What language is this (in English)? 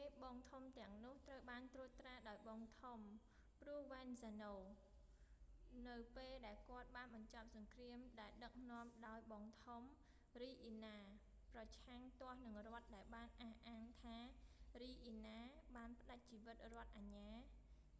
Khmer